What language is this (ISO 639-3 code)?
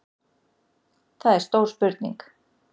isl